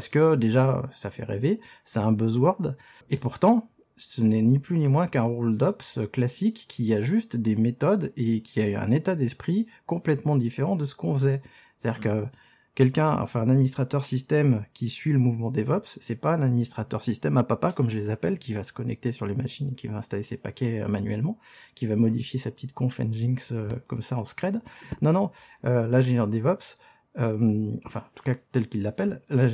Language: French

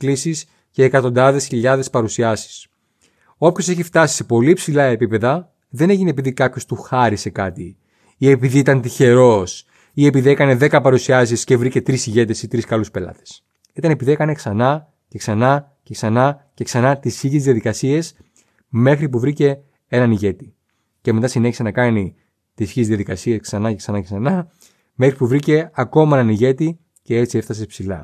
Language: Greek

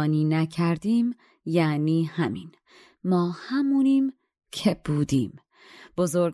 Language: Persian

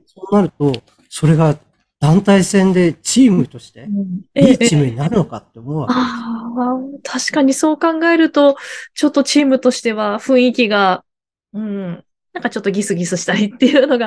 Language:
Japanese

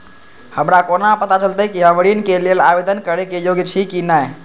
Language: Maithili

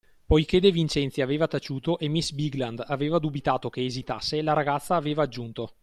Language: Italian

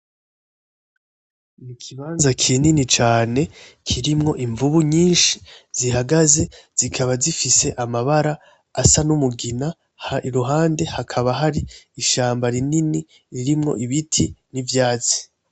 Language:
Rundi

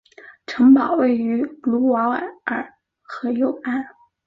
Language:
Chinese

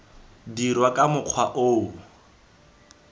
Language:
Tswana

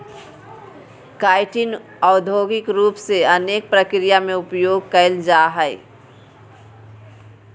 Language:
Magahi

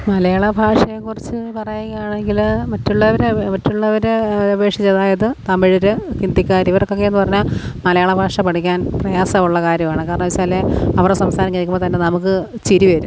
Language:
Malayalam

